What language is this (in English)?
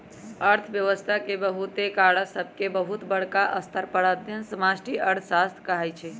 Magahi